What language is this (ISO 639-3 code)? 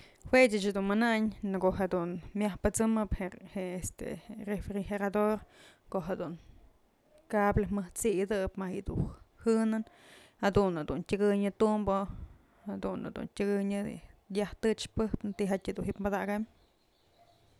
mzl